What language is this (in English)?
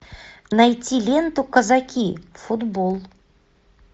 Russian